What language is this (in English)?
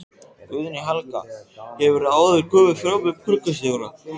Icelandic